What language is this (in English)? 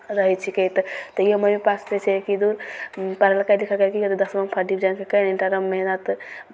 Maithili